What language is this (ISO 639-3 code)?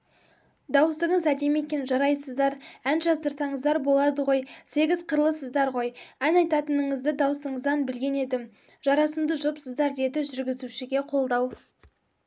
kaz